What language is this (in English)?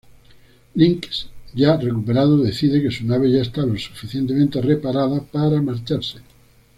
Spanish